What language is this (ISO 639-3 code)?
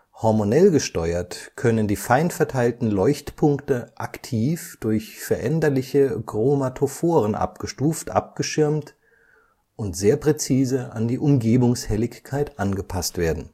deu